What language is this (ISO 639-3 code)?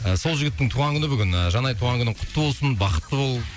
kaz